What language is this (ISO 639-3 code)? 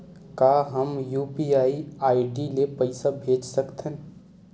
hne